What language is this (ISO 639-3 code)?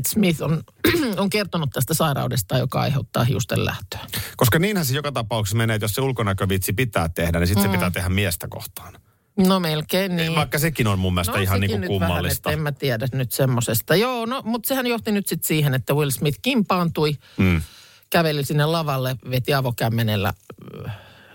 fin